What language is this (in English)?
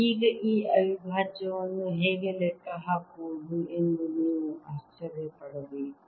Kannada